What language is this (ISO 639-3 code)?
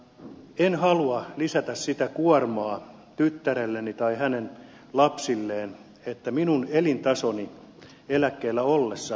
fin